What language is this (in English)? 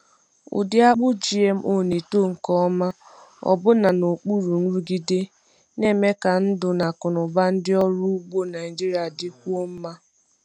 Igbo